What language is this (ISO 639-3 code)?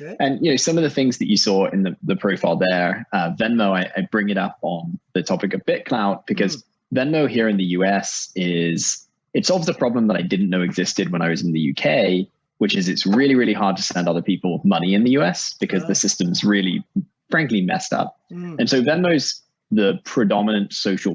eng